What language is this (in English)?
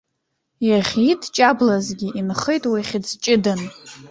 Abkhazian